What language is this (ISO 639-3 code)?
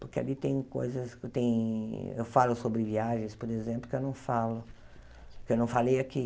por